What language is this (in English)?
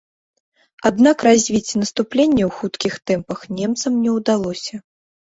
Belarusian